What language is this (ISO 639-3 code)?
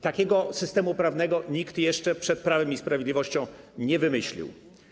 pol